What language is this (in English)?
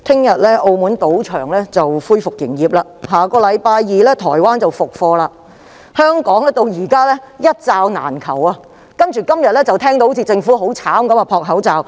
Cantonese